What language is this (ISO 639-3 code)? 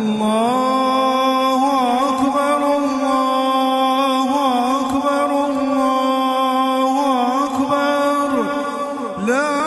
ara